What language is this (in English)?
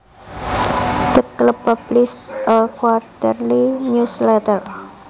Javanese